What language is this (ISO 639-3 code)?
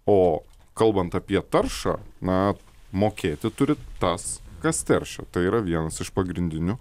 lit